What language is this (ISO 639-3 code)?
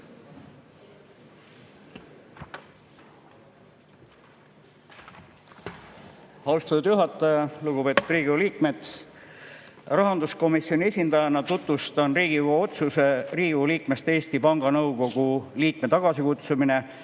est